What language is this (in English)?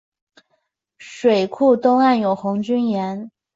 Chinese